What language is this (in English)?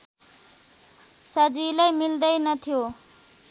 Nepali